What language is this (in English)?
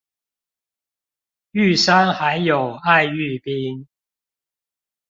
Chinese